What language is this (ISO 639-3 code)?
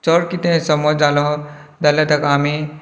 kok